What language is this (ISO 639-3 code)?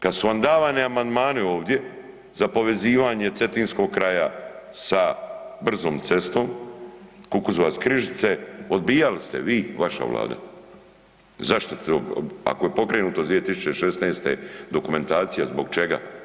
hrv